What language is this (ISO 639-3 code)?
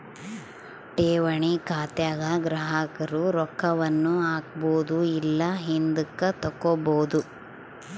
kan